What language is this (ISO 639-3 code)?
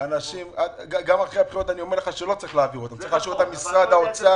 heb